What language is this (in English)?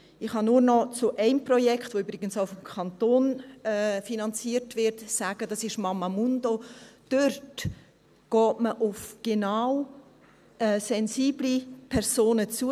Swiss German